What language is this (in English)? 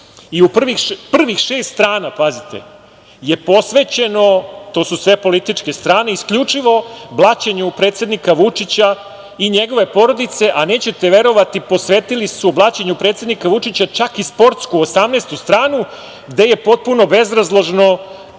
Serbian